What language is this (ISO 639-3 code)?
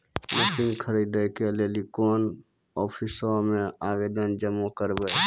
mai